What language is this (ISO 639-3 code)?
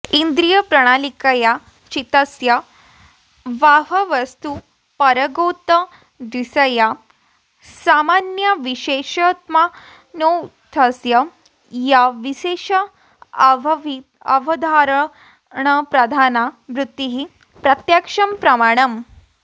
san